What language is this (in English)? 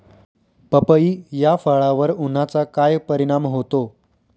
Marathi